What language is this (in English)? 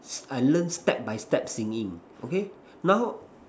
English